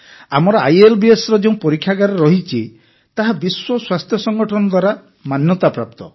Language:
Odia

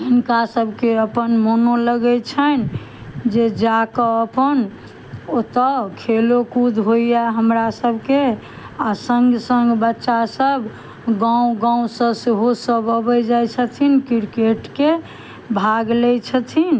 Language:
Maithili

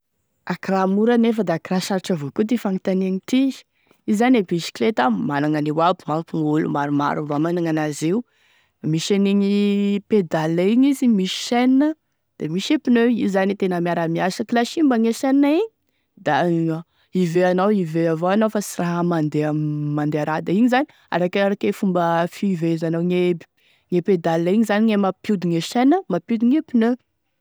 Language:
Tesaka Malagasy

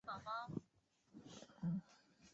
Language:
Chinese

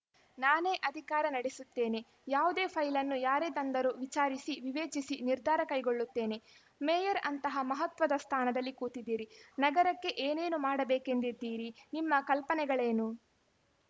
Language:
Kannada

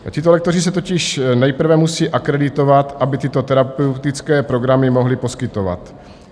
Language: Czech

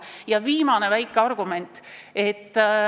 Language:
Estonian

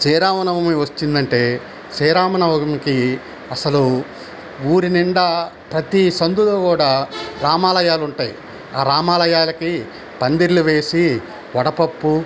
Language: Telugu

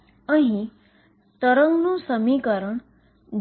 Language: Gujarati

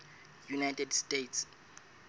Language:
Southern Sotho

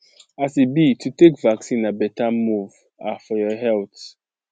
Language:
Nigerian Pidgin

